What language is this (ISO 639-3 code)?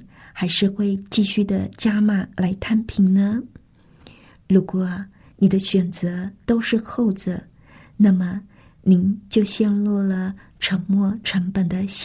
zho